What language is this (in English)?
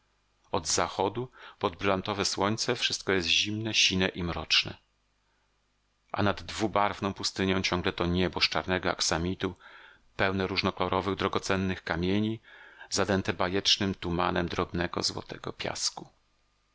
Polish